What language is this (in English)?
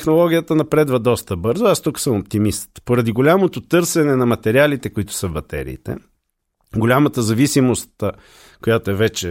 Bulgarian